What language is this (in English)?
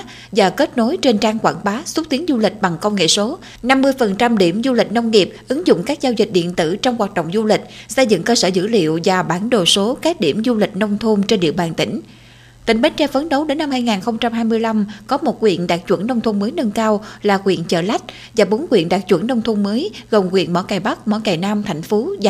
Vietnamese